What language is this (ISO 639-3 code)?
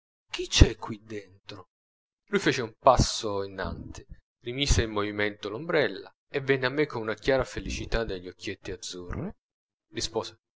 ita